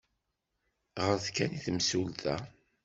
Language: Kabyle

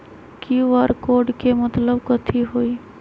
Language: Magahi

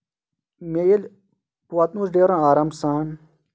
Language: Kashmiri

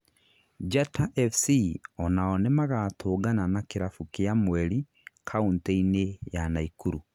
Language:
Kikuyu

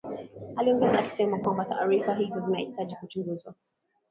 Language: Swahili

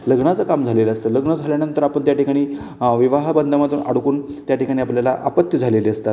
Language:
Marathi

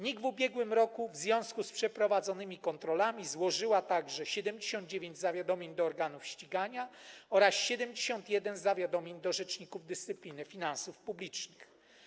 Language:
Polish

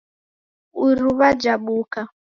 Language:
Taita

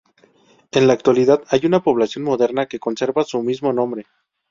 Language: Spanish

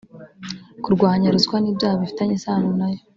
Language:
Kinyarwanda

